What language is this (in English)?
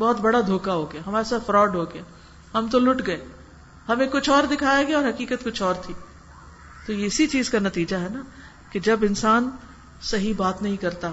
Urdu